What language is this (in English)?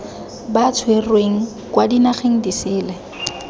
Tswana